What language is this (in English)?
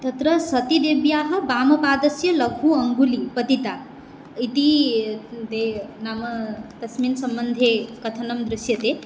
Sanskrit